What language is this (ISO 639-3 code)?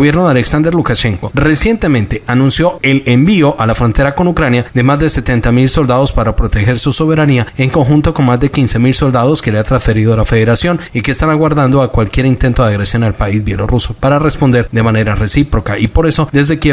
spa